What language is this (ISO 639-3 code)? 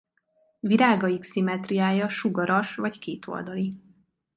hun